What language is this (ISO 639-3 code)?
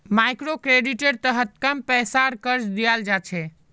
mag